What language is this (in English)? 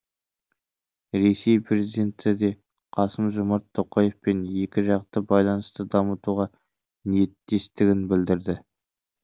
Kazakh